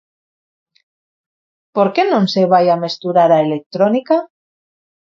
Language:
Galician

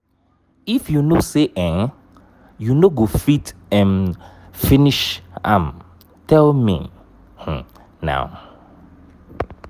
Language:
Nigerian Pidgin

